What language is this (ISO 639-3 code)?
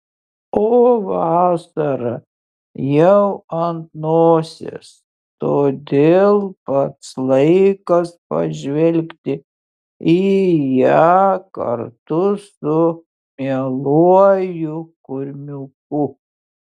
lit